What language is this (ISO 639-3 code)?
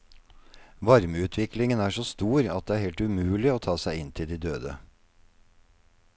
nor